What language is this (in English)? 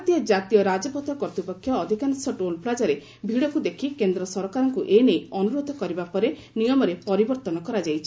Odia